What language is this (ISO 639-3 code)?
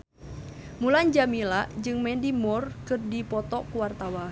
sun